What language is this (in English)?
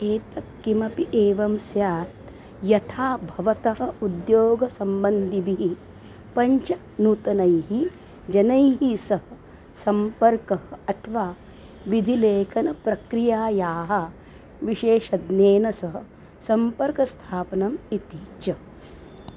Sanskrit